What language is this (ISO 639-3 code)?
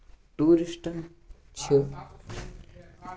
kas